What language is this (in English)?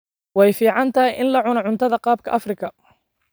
Somali